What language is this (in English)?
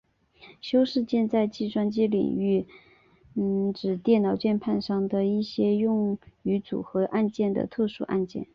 Chinese